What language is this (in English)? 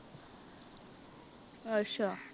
Punjabi